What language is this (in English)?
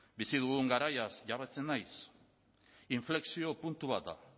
Basque